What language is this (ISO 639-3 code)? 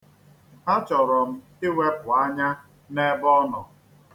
ibo